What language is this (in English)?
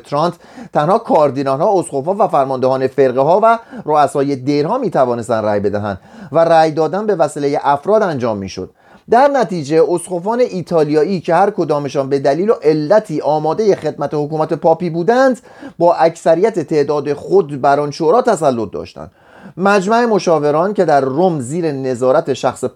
Persian